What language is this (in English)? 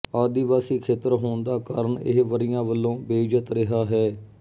Punjabi